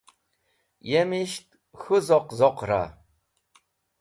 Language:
Wakhi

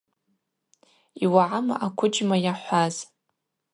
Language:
Abaza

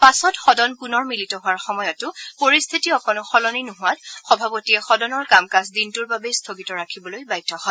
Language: Assamese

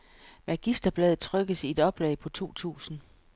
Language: Danish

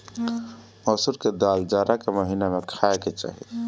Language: Bhojpuri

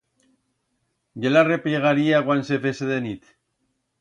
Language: Aragonese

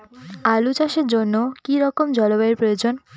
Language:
Bangla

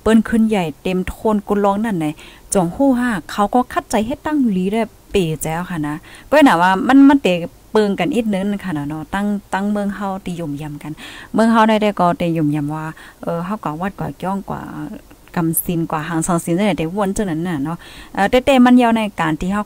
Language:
Thai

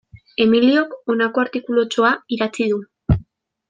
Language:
Basque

